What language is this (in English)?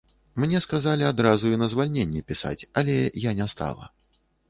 Belarusian